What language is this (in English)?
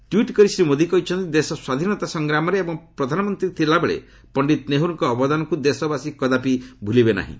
Odia